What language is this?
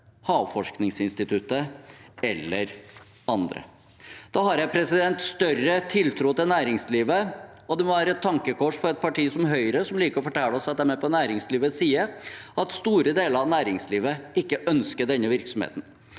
Norwegian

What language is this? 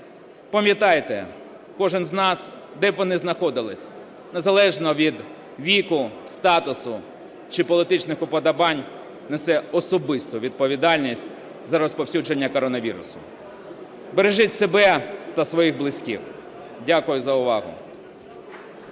Ukrainian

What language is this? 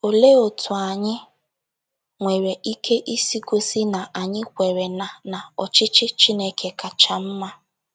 Igbo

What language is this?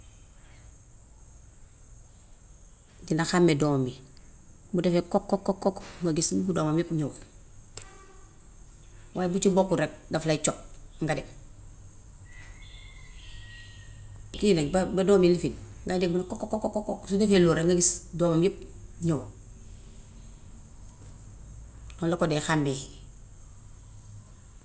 Gambian Wolof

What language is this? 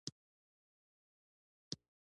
Pashto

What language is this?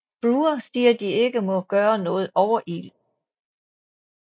Danish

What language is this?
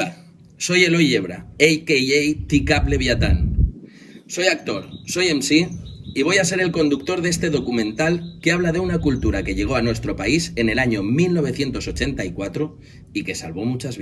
Spanish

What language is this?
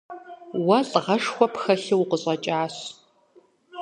Kabardian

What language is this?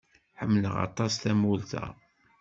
Kabyle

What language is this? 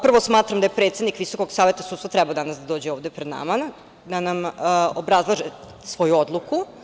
Serbian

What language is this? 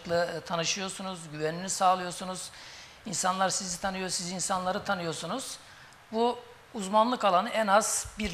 Turkish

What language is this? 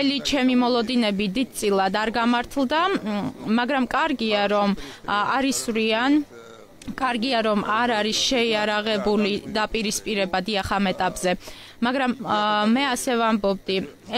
Romanian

